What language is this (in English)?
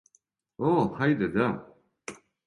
Serbian